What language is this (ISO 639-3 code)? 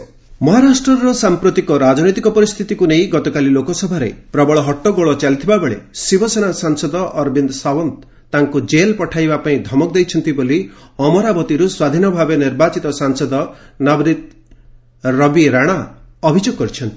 ori